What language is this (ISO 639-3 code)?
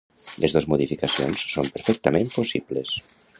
cat